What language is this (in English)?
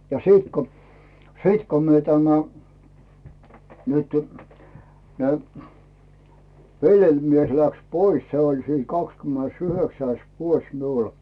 Finnish